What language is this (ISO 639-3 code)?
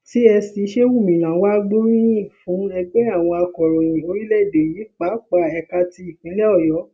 yor